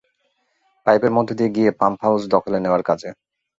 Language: Bangla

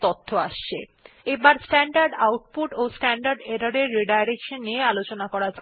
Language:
Bangla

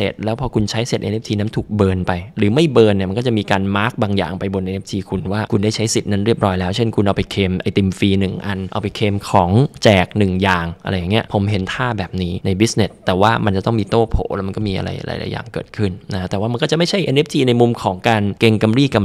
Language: Thai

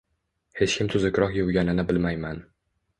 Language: Uzbek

